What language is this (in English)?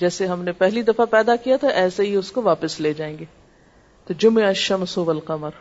Urdu